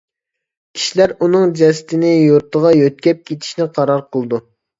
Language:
Uyghur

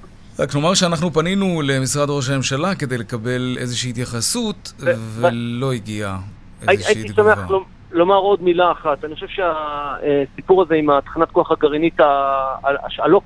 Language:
Hebrew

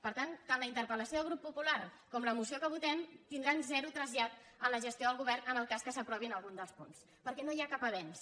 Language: Catalan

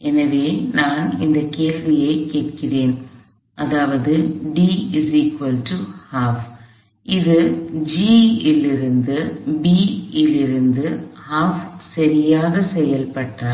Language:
Tamil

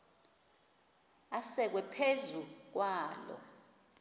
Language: Xhosa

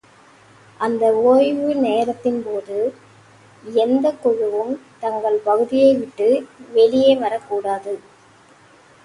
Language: Tamil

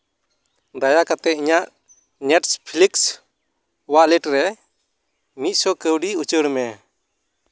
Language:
Santali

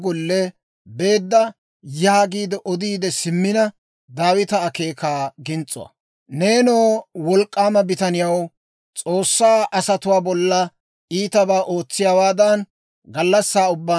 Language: Dawro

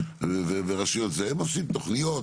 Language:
Hebrew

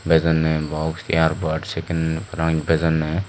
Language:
Chakma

